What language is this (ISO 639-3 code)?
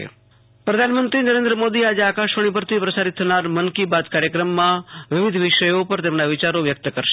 guj